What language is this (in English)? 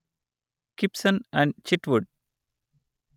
Telugu